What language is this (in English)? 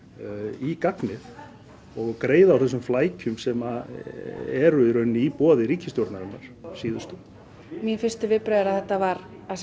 Icelandic